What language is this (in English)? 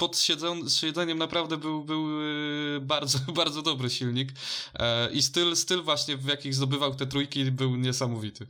Polish